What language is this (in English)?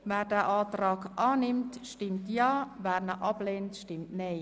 Swiss German